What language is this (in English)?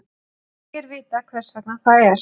Icelandic